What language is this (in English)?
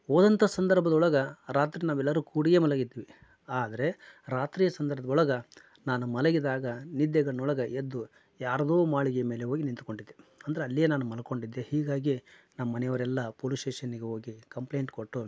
Kannada